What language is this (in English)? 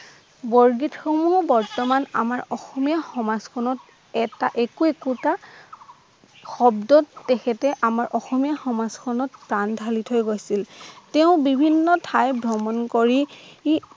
Assamese